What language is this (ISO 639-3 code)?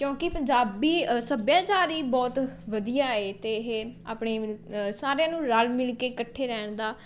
pan